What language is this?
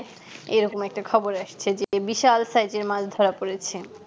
Bangla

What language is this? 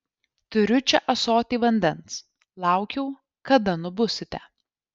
Lithuanian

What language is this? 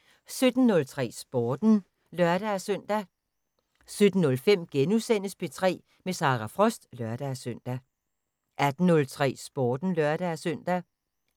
Danish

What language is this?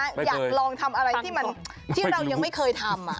Thai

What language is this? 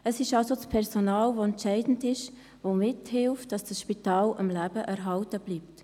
Swiss German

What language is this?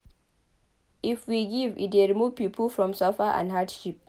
Nigerian Pidgin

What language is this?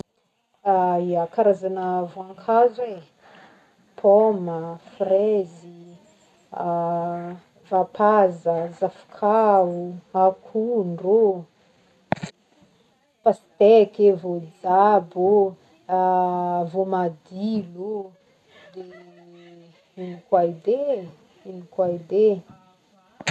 Northern Betsimisaraka Malagasy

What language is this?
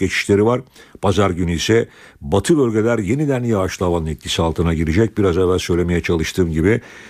Turkish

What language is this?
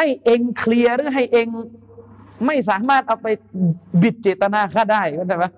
Thai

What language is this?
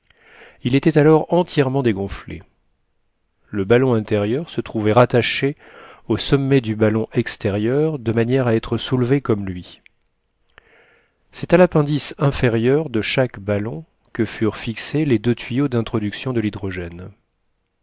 French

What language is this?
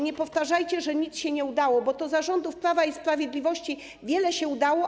Polish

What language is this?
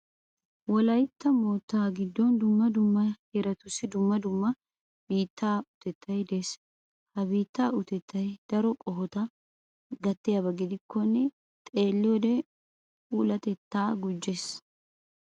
Wolaytta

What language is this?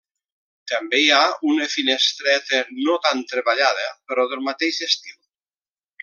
Catalan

